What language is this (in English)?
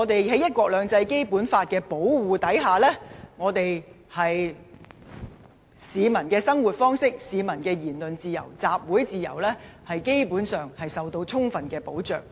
Cantonese